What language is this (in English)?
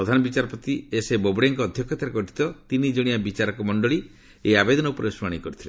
Odia